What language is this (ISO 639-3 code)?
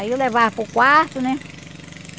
por